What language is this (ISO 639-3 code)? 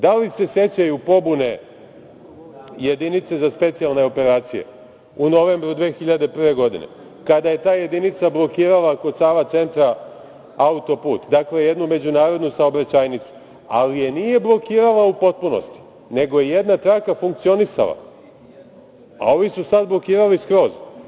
srp